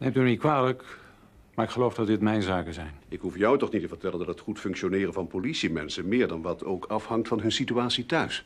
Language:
Dutch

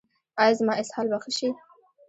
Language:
Pashto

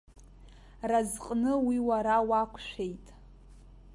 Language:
Abkhazian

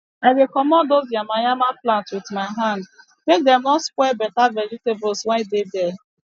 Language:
Nigerian Pidgin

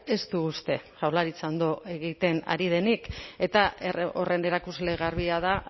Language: Basque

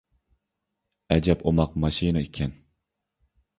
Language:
Uyghur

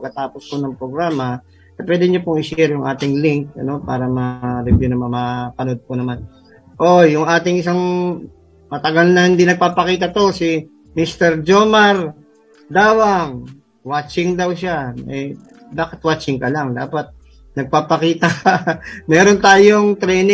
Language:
Filipino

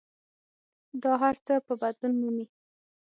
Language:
Pashto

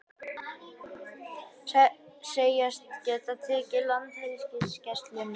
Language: Icelandic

